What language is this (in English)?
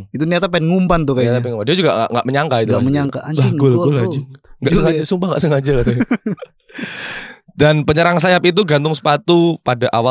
Indonesian